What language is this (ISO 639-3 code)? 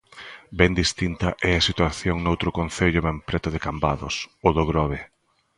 glg